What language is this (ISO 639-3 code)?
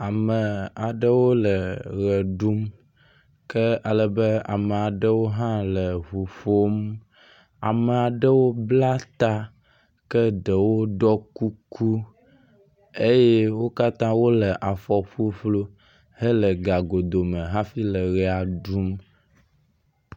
ewe